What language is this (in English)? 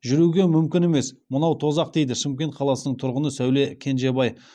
Kazakh